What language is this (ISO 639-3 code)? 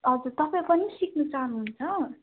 nep